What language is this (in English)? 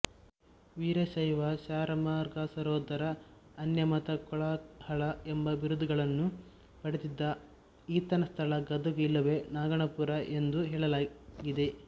Kannada